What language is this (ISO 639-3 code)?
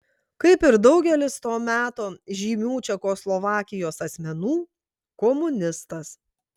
lit